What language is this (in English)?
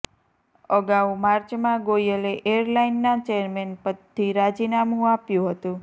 Gujarati